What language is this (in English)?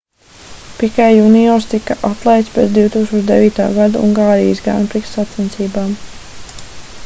Latvian